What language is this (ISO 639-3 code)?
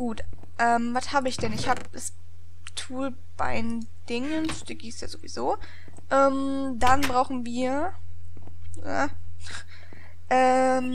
deu